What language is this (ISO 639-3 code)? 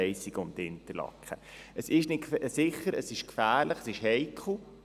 gsw